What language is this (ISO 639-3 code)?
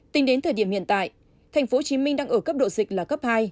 vie